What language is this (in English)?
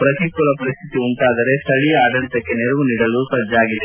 Kannada